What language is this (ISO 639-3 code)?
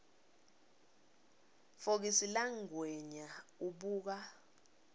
ssw